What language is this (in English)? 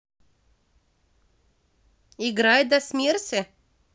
Russian